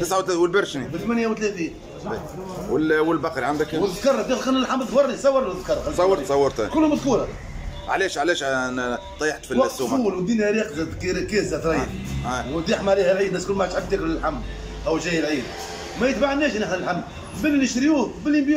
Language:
Arabic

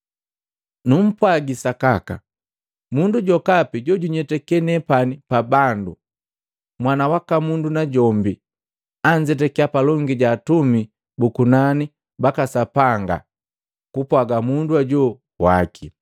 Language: Matengo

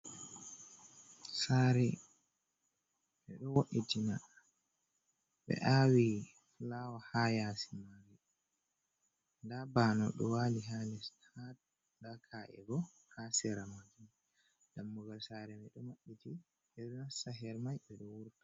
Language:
Fula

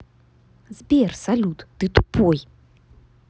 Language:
Russian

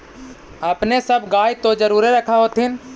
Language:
Magahi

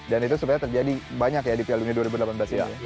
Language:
Indonesian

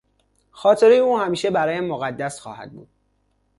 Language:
Persian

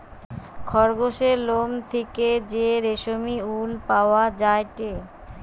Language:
Bangla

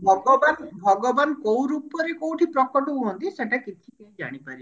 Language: Odia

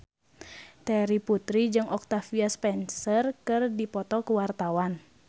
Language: Sundanese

